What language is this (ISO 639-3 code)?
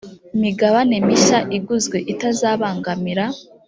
kin